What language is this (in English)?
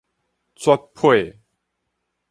Min Nan Chinese